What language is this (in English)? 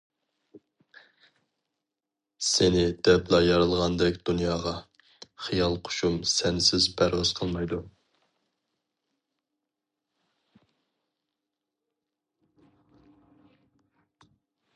Uyghur